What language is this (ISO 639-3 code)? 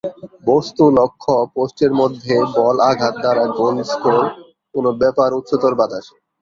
ben